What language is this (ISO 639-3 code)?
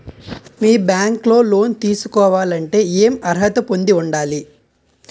tel